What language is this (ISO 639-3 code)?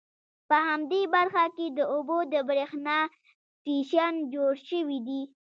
pus